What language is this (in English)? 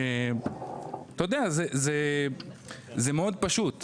Hebrew